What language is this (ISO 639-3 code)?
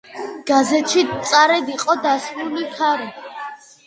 kat